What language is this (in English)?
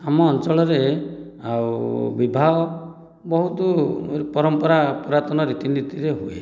Odia